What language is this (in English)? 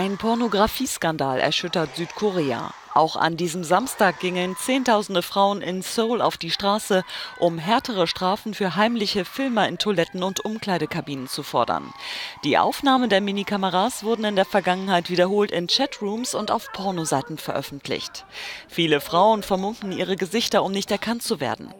German